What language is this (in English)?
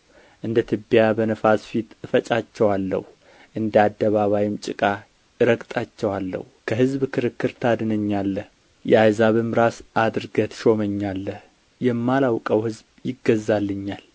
Amharic